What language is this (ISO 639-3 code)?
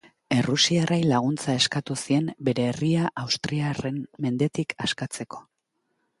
eus